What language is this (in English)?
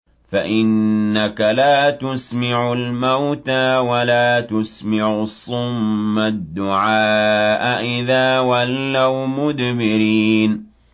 Arabic